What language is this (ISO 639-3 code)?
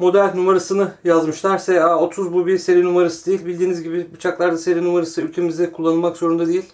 tur